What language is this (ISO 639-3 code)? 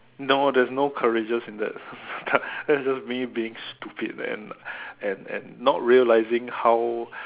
eng